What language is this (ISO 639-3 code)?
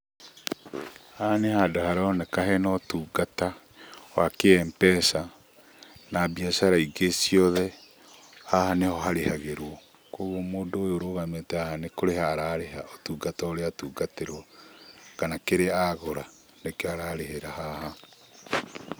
kik